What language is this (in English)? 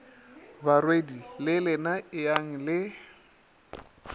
Northern Sotho